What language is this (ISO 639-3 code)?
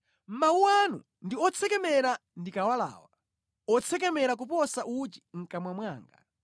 nya